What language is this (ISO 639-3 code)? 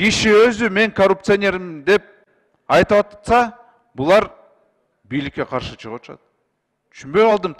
tur